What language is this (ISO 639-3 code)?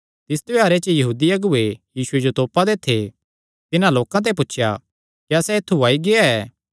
xnr